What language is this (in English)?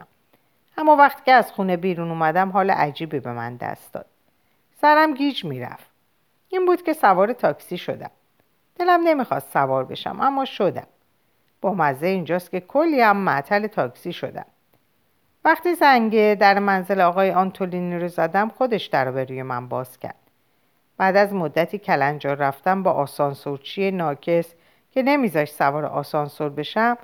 Persian